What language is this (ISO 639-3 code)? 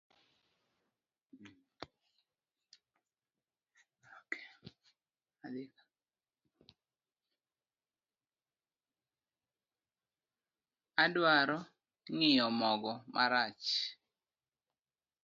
luo